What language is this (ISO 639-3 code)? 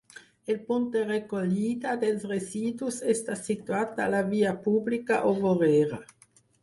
cat